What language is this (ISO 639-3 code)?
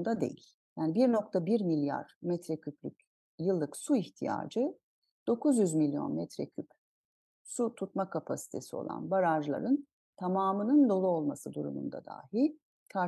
tur